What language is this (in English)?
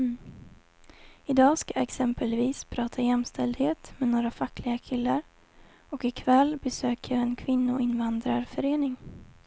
Swedish